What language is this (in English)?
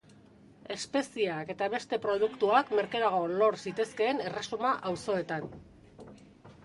Basque